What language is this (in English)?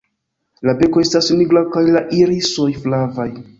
Esperanto